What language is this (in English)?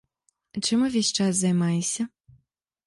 Belarusian